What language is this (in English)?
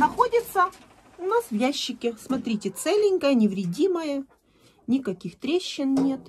Russian